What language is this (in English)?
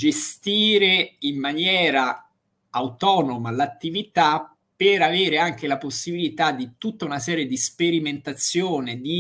Italian